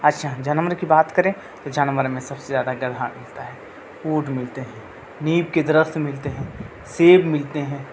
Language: Urdu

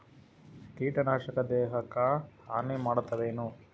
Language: Kannada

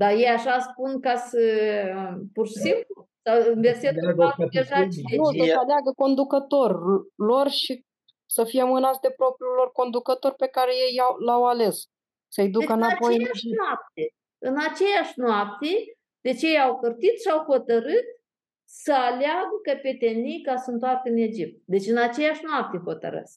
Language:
Romanian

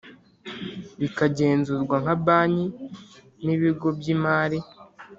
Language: Kinyarwanda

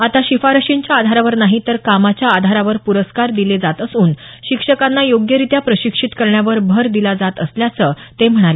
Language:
Marathi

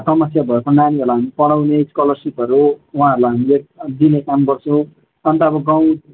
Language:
Nepali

